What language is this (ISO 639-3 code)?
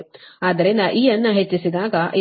kan